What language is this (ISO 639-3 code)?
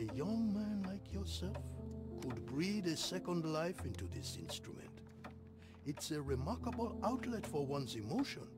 eng